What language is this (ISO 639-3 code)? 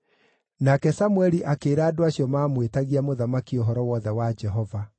kik